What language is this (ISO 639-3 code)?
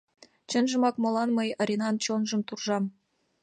chm